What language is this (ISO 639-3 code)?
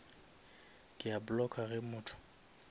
nso